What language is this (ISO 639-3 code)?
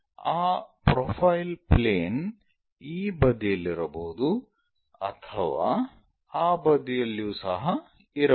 kan